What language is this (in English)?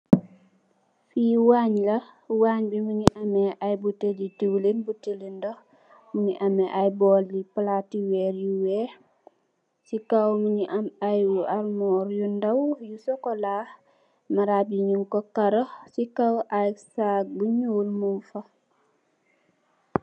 Wolof